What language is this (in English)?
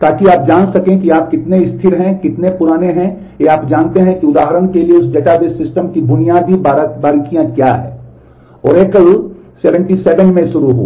Hindi